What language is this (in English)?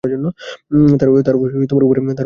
Bangla